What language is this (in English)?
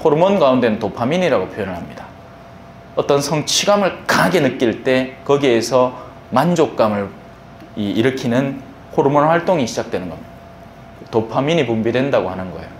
Korean